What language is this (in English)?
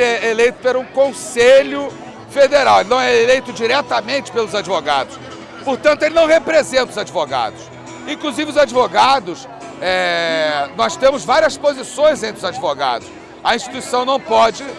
Portuguese